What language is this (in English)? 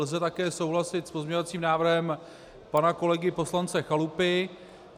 Czech